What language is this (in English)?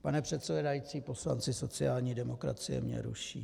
Czech